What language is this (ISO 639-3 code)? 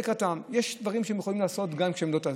heb